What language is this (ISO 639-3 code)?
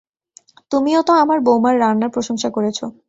ben